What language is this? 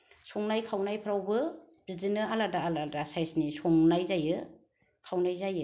Bodo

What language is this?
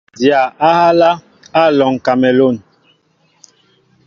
Mbo (Cameroon)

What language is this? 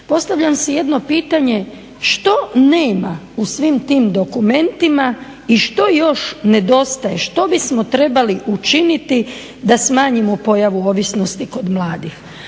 Croatian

